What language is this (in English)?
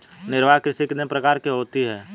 Hindi